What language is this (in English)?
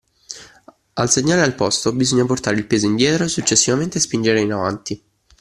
Italian